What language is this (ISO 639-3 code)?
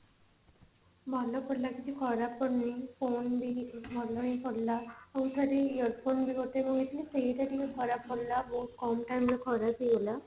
ori